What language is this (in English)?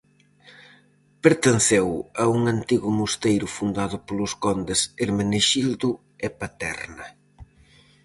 Galician